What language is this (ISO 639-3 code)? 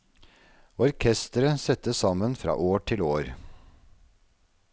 nor